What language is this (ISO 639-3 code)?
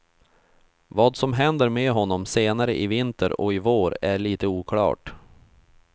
swe